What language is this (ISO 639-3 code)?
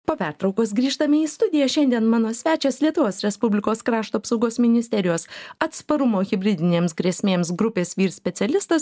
lit